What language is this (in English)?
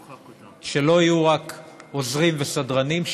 Hebrew